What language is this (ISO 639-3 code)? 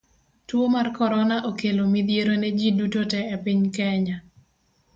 luo